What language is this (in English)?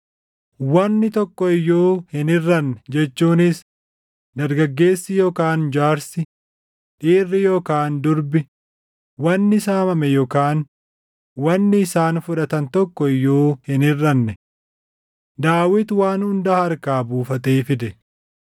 Oromo